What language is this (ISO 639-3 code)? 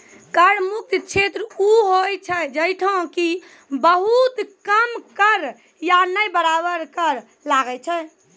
mai